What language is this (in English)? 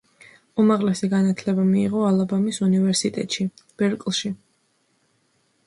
Georgian